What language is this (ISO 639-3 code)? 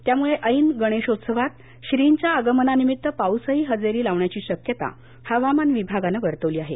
mar